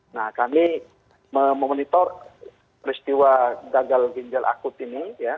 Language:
Indonesian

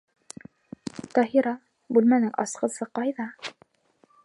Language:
Bashkir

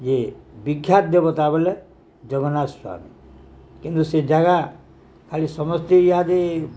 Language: Odia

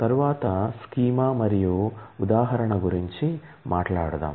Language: Telugu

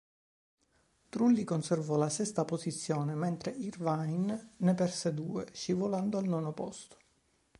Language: Italian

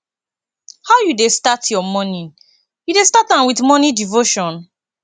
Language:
Nigerian Pidgin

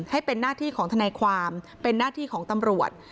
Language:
Thai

